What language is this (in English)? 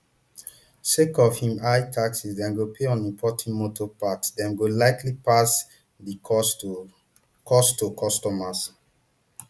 Nigerian Pidgin